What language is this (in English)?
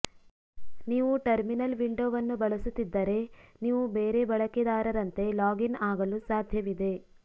Kannada